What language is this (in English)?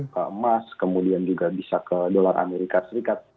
Indonesian